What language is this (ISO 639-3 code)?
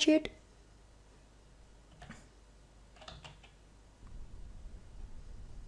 nld